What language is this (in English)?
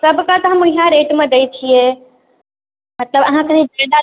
Maithili